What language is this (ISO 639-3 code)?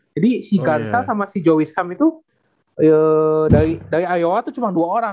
ind